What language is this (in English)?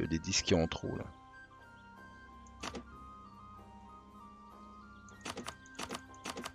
French